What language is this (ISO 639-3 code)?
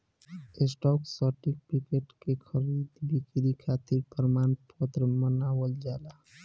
bho